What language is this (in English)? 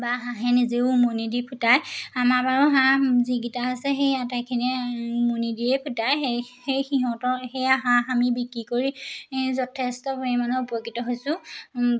Assamese